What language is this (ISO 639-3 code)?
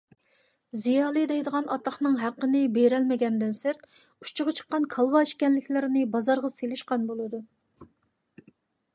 uig